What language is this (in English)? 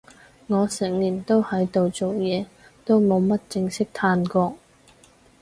Cantonese